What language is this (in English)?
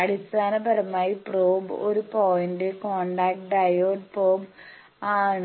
Malayalam